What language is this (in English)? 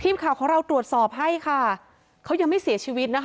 Thai